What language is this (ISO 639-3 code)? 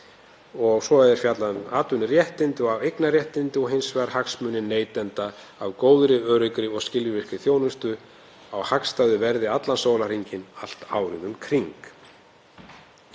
isl